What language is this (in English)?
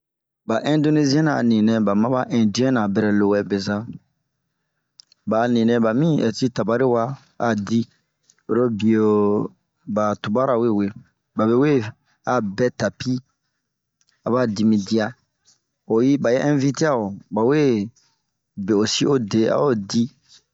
Bomu